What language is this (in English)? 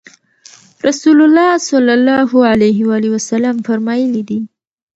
Pashto